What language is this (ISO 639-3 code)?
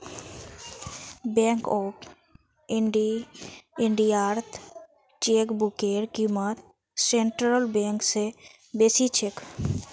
mag